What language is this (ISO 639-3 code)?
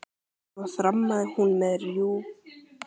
isl